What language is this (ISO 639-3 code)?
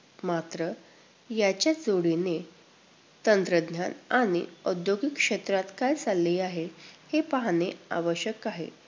mar